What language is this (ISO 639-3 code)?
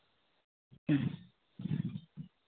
sat